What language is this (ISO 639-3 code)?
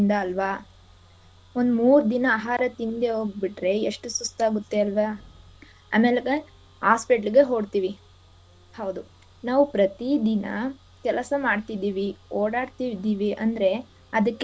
kan